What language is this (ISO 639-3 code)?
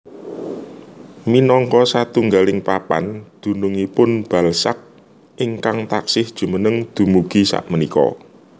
jav